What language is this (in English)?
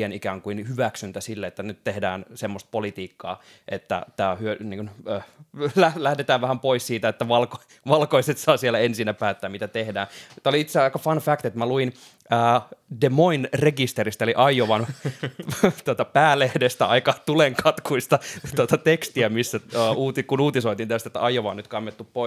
Finnish